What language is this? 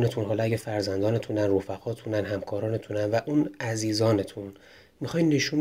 Persian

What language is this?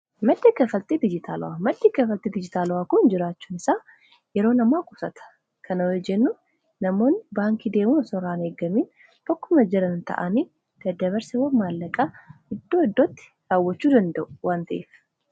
Oromo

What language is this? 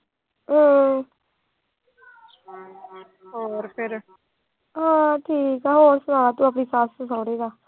Punjabi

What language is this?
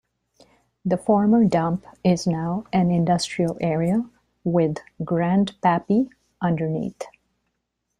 English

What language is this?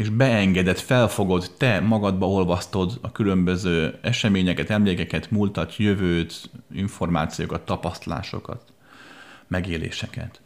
Hungarian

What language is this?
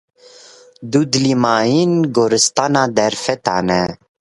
Kurdish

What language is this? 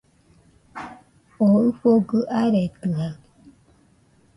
Nüpode Huitoto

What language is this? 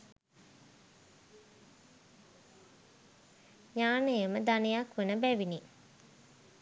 Sinhala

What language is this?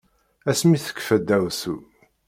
Kabyle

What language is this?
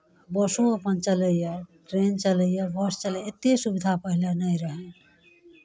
Maithili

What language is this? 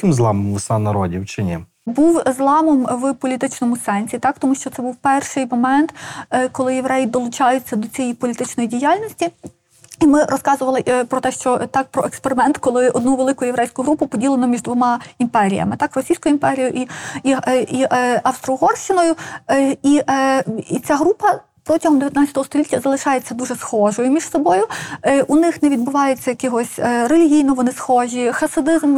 Ukrainian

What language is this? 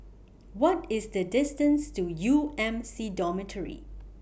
English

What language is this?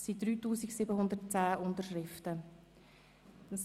Swiss German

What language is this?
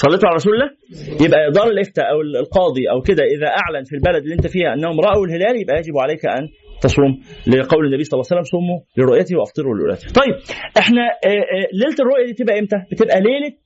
Arabic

